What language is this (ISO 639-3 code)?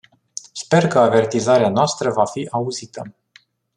ron